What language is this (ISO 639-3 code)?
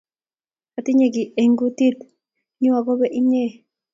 kln